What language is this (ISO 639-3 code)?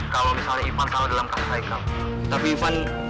ind